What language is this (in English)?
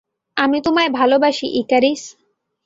Bangla